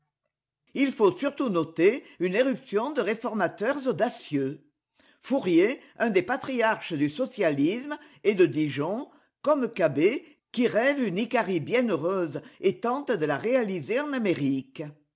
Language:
French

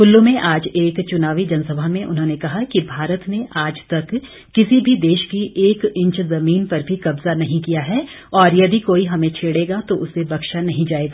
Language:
Hindi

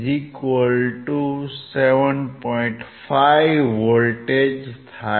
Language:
Gujarati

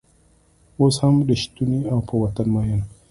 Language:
Pashto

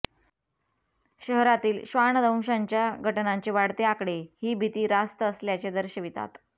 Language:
Marathi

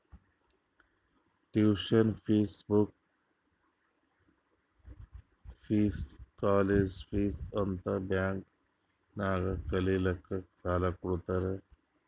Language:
Kannada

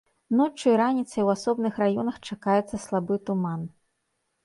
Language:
Belarusian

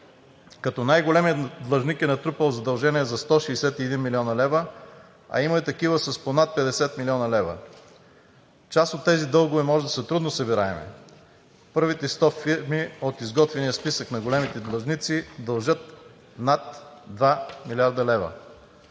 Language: Bulgarian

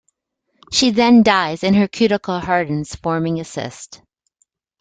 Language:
English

